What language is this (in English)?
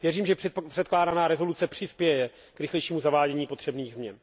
Czech